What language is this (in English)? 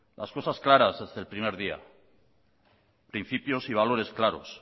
Spanish